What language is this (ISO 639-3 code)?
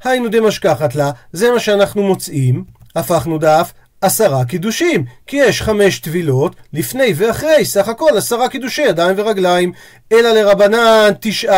heb